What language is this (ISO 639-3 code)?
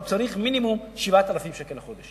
heb